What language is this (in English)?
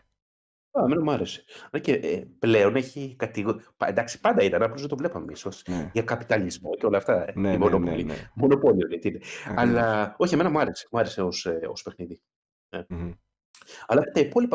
Greek